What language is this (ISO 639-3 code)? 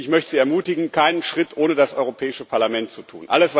deu